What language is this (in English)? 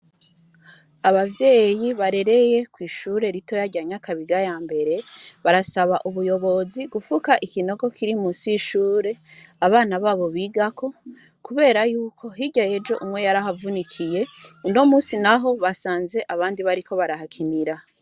Rundi